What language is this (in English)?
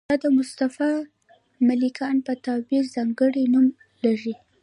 Pashto